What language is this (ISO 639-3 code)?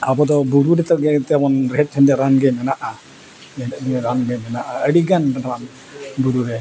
sat